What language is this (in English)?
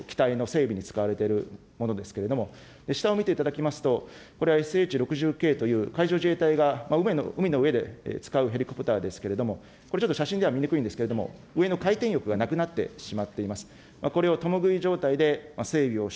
Japanese